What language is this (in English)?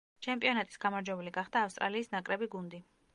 Georgian